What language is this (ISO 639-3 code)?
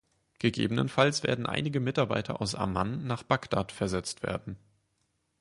deu